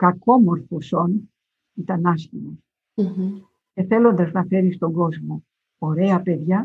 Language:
Greek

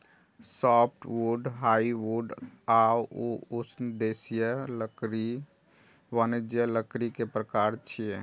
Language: Maithili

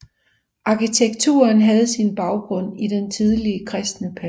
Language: Danish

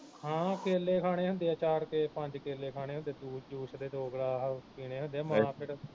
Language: Punjabi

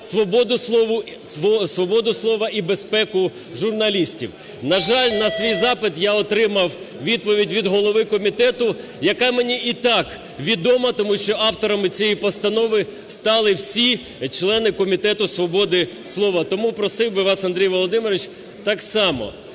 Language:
Ukrainian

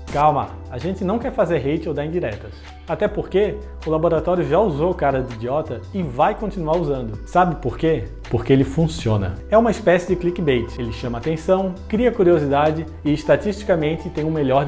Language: Portuguese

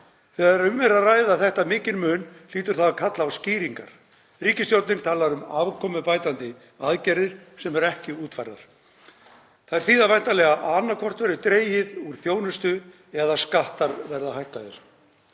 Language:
Icelandic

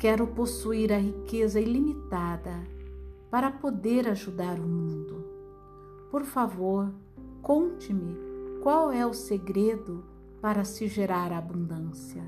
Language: Portuguese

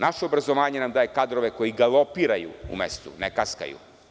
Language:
Serbian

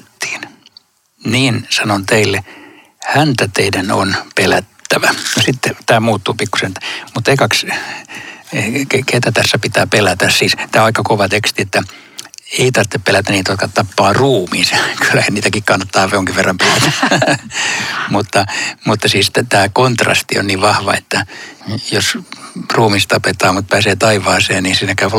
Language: Finnish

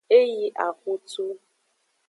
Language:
Aja (Benin)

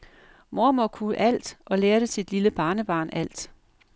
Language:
Danish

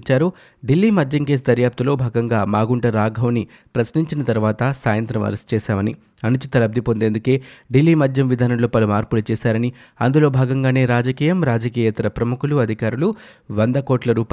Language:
Telugu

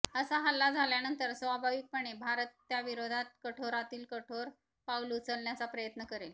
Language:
Marathi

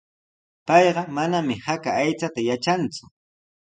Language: Sihuas Ancash Quechua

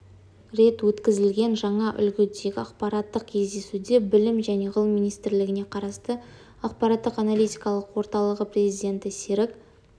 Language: Kazakh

